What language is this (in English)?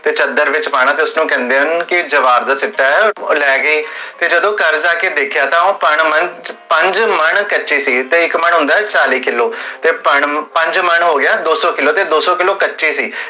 Punjabi